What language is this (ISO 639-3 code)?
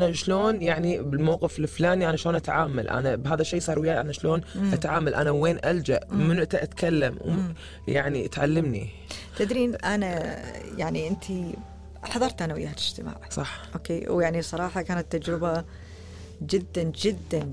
ara